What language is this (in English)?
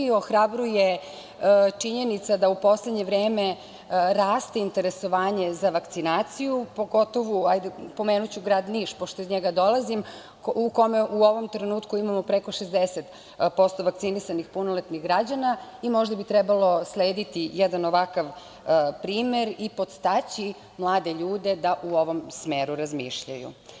Serbian